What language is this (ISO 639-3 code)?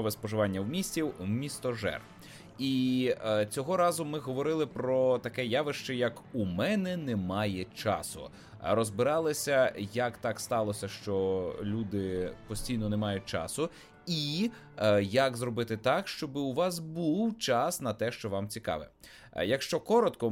ukr